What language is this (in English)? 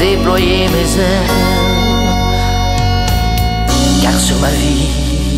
French